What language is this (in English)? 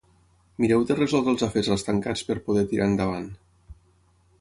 Catalan